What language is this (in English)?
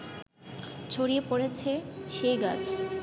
Bangla